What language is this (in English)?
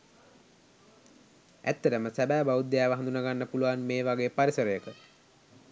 Sinhala